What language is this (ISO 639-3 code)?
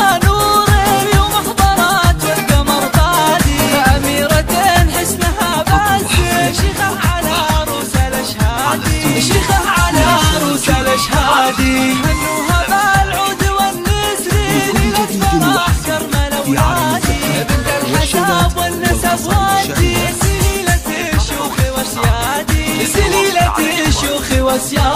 ara